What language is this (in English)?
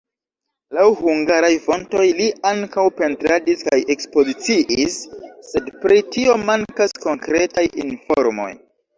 Esperanto